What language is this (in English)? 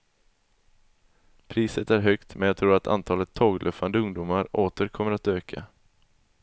Swedish